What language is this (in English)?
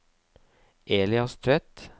Norwegian